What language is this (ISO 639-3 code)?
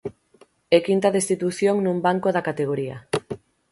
glg